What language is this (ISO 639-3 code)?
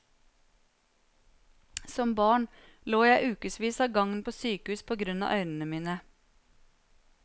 nor